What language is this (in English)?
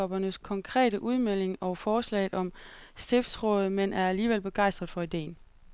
Danish